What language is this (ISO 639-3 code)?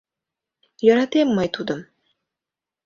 chm